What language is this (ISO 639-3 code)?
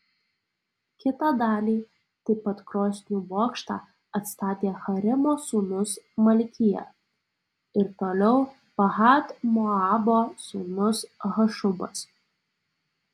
lit